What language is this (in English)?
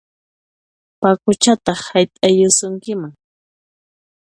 Puno Quechua